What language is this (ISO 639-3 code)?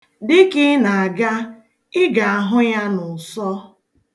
ibo